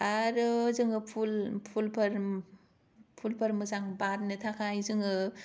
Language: Bodo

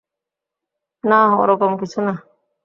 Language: Bangla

